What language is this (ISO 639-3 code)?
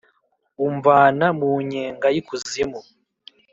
kin